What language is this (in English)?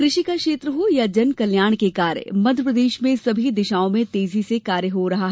Hindi